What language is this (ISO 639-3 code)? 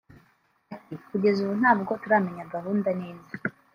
kin